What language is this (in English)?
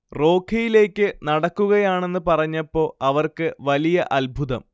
Malayalam